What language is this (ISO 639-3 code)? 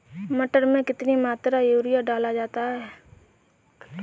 hin